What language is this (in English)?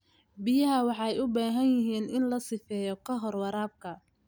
Somali